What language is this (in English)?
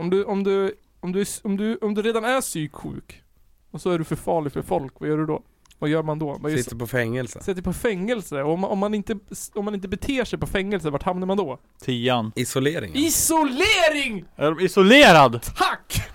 Swedish